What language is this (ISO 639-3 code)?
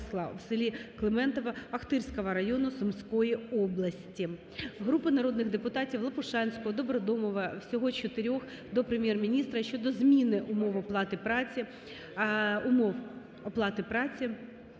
ukr